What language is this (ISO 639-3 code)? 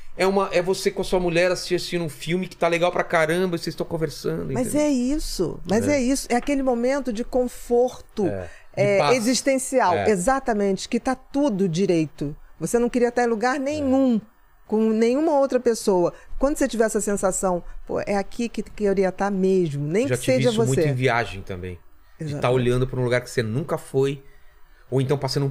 por